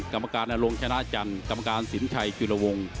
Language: Thai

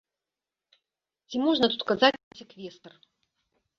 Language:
Belarusian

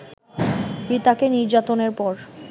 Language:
Bangla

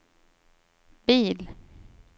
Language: Swedish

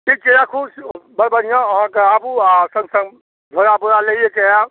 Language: Maithili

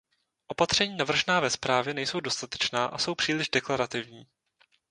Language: Czech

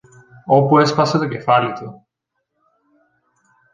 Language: Greek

